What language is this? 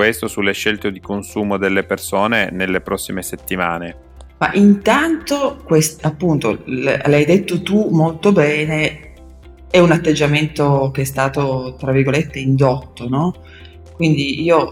Italian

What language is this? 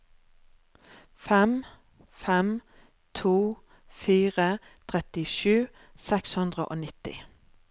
Norwegian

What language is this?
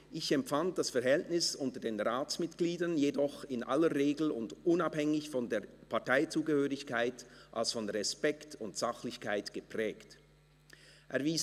Swiss German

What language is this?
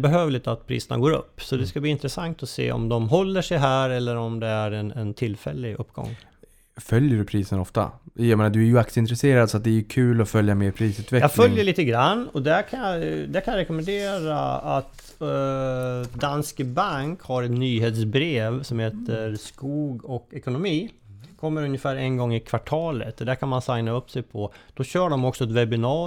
Swedish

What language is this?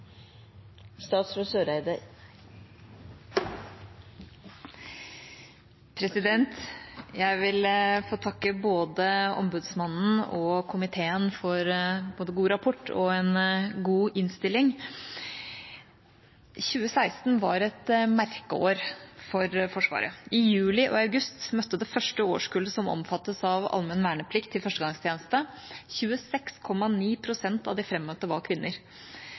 Norwegian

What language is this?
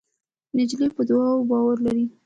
Pashto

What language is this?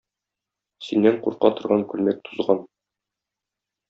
Tatar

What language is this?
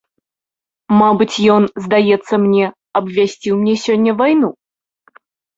Belarusian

